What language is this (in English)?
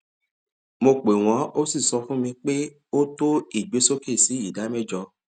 Yoruba